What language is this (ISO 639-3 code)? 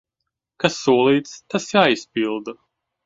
lav